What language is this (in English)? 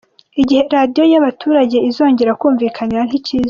Kinyarwanda